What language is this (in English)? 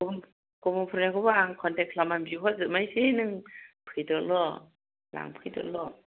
Bodo